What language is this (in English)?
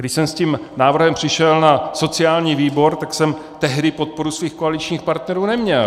Czech